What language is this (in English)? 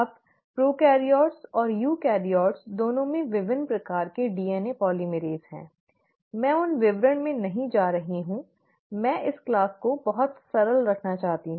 Hindi